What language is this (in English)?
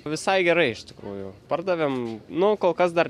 Lithuanian